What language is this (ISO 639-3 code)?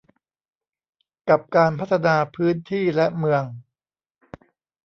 tha